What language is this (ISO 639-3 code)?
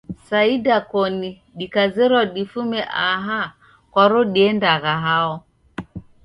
dav